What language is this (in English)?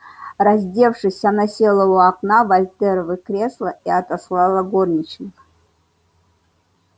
Russian